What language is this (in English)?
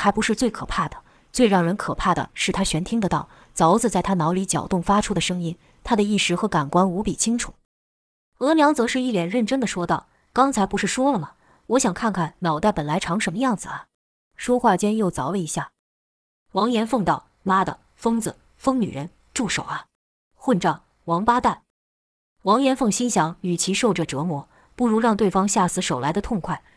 Chinese